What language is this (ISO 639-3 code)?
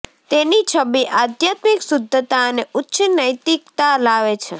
guj